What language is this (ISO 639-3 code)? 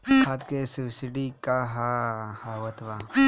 bho